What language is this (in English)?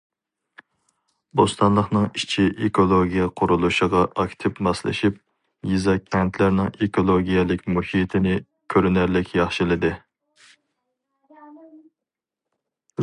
Uyghur